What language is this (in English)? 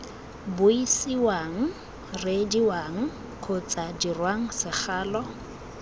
Tswana